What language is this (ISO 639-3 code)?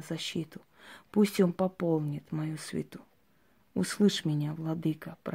rus